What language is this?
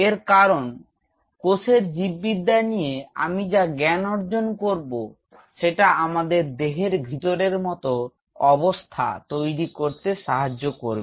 Bangla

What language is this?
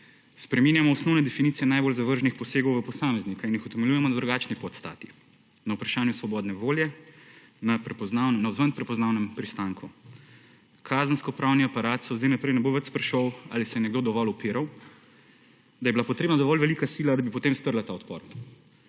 Slovenian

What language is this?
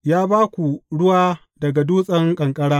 Hausa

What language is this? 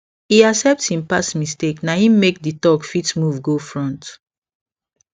Nigerian Pidgin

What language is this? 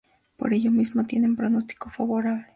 Spanish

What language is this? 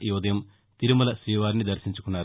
Telugu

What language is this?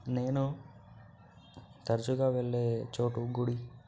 Telugu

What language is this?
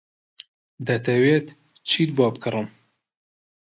Central Kurdish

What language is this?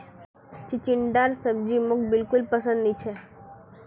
Magahi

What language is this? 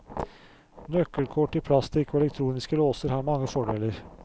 Norwegian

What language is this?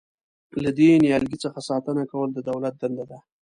Pashto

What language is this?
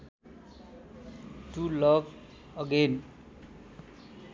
Nepali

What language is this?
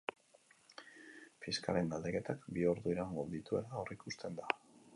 Basque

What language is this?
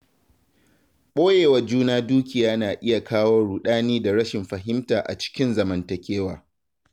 Hausa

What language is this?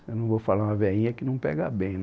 Portuguese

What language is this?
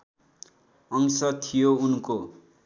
Nepali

